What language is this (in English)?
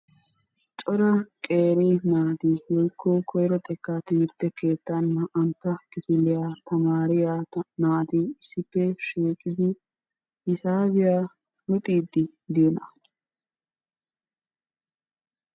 Wolaytta